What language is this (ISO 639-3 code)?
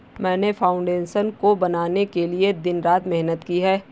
hin